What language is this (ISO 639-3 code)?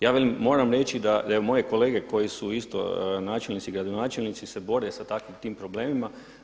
hrv